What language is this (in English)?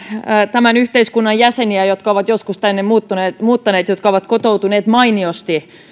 Finnish